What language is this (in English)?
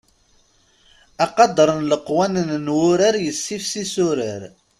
Kabyle